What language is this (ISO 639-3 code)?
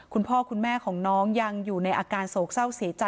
tha